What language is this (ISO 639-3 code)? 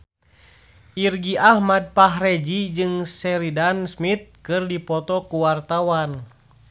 sun